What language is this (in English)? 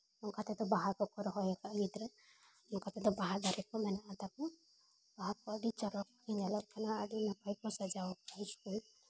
Santali